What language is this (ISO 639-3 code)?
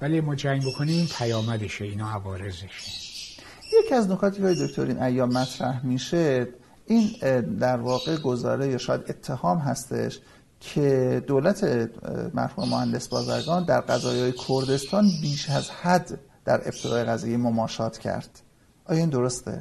fas